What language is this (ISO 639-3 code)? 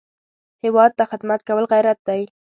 pus